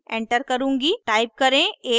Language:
Hindi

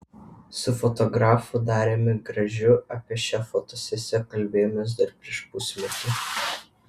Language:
Lithuanian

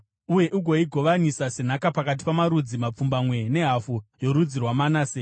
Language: Shona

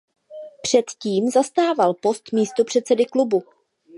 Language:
Czech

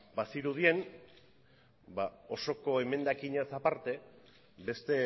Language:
Basque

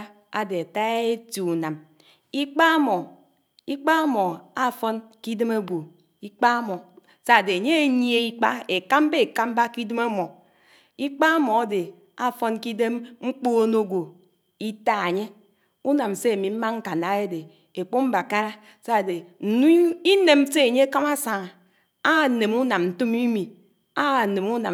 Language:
Anaang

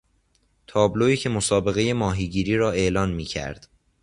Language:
Persian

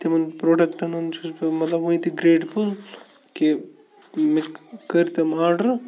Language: Kashmiri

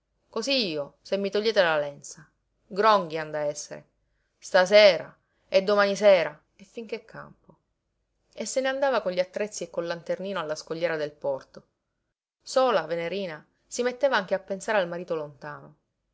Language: Italian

